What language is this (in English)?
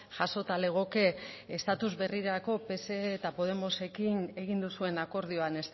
Basque